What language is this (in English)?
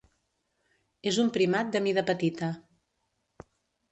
Catalan